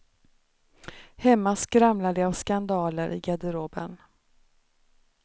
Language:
Swedish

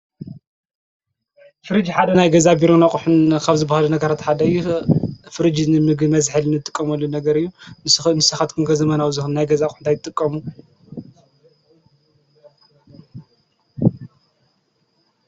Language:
Tigrinya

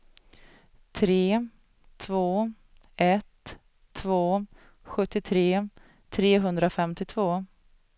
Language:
Swedish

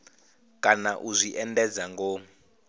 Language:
Venda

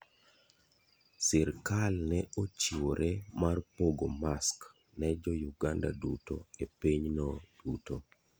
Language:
Luo (Kenya and Tanzania)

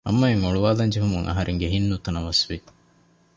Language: Divehi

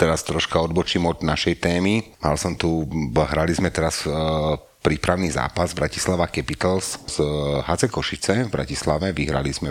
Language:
Slovak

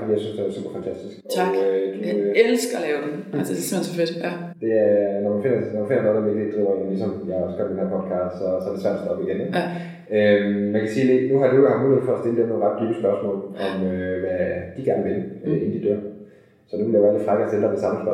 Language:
Danish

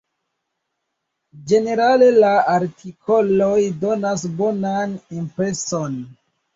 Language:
Esperanto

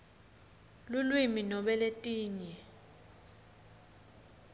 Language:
Swati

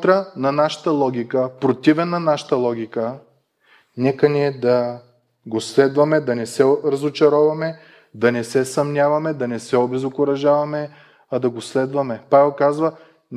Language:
Bulgarian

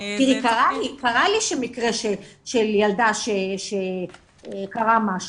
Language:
Hebrew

